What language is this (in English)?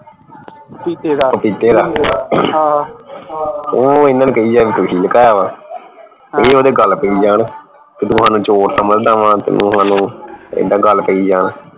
Punjabi